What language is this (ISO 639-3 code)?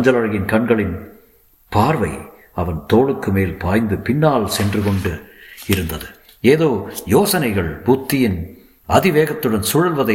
tam